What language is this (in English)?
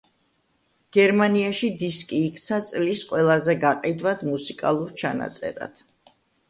Georgian